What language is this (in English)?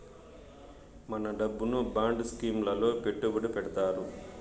Telugu